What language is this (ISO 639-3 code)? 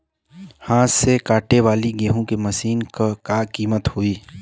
bho